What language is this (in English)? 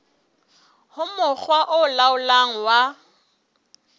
Southern Sotho